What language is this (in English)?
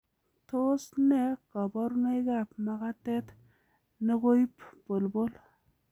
Kalenjin